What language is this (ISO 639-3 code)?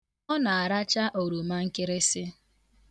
ibo